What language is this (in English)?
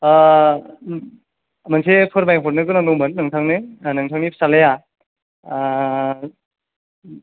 Bodo